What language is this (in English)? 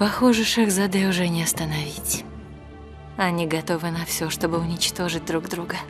Russian